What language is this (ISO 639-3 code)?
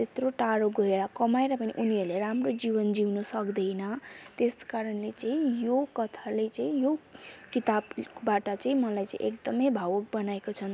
nep